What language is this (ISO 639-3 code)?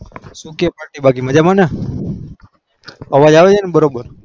guj